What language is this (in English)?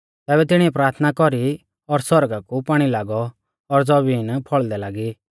Mahasu Pahari